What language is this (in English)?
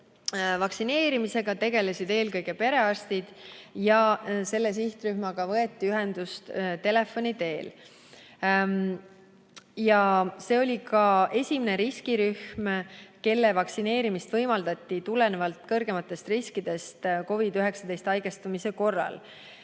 Estonian